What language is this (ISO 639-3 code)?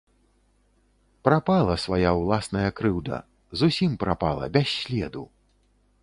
bel